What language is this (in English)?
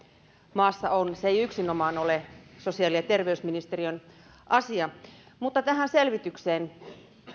Finnish